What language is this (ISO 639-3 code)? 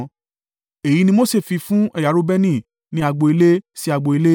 yor